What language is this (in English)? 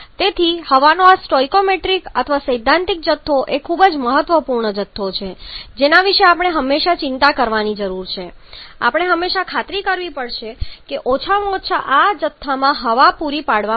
Gujarati